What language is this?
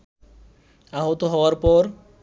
Bangla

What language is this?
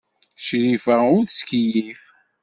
Kabyle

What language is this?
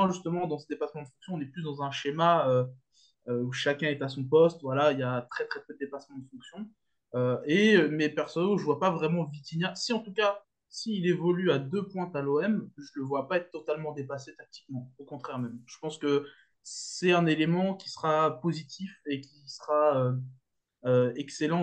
French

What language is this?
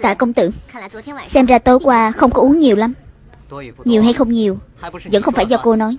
Vietnamese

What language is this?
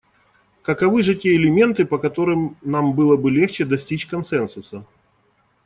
Russian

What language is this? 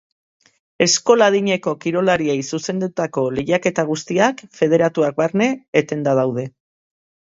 Basque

